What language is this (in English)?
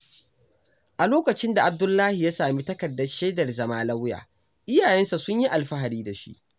Hausa